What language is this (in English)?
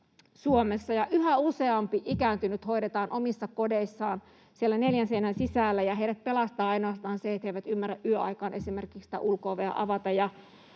Finnish